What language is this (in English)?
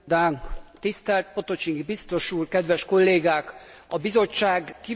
Hungarian